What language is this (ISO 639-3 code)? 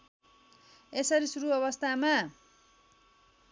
nep